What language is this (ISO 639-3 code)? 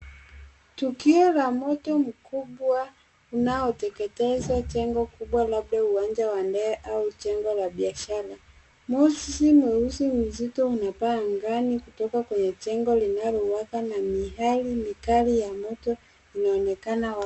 swa